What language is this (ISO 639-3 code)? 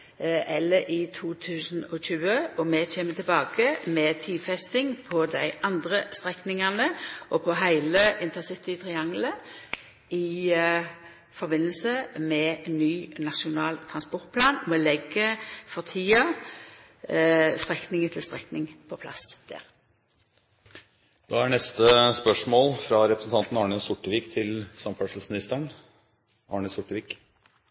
nor